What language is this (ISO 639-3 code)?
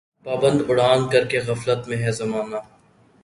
urd